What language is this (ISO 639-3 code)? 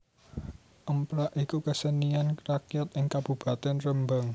jav